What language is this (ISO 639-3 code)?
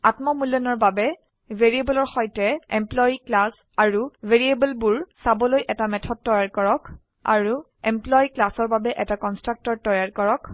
asm